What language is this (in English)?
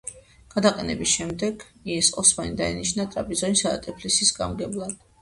Georgian